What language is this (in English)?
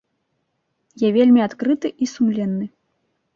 Belarusian